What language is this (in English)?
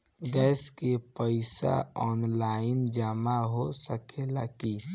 Bhojpuri